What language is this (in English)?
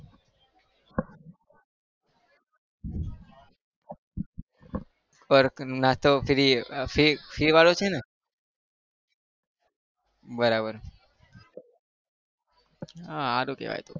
Gujarati